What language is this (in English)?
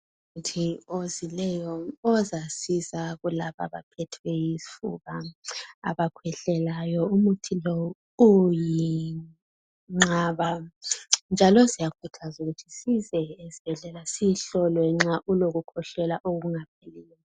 North Ndebele